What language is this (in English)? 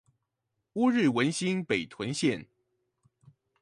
Chinese